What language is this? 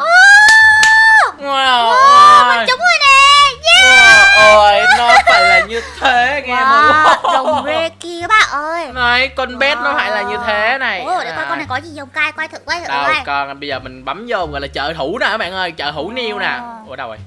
Vietnamese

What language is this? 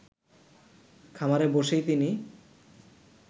Bangla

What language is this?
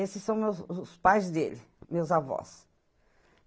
Portuguese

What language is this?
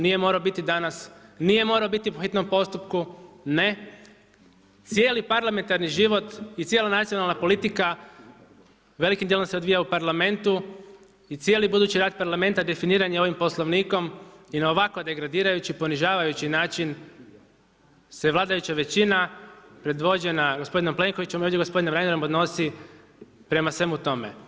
Croatian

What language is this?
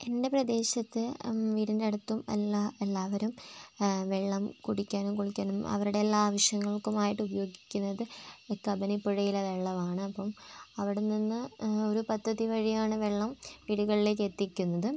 Malayalam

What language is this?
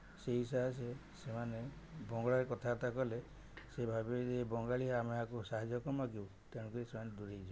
Odia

